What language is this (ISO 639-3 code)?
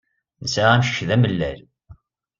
kab